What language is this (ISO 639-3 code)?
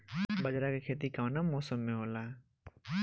bho